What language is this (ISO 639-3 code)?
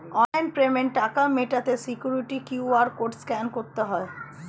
ben